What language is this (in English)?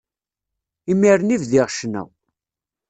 Kabyle